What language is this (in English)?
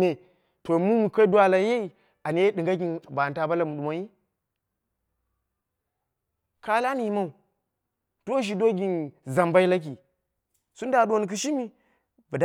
Dera (Nigeria)